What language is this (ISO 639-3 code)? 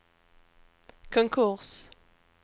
swe